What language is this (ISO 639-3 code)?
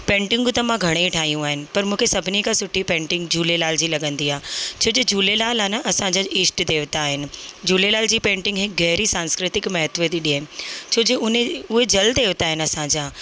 snd